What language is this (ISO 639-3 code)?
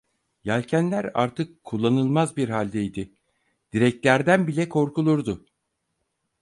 tur